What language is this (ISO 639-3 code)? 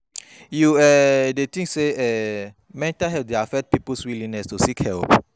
pcm